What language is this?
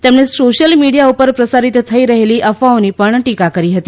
Gujarati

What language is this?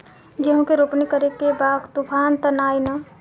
Bhojpuri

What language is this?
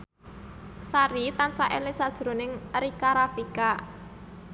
Javanese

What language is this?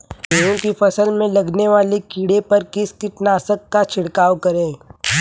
Hindi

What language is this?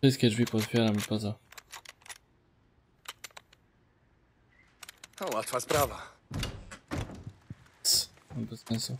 Polish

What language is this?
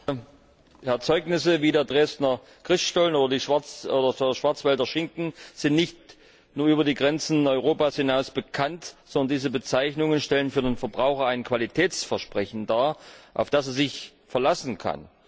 German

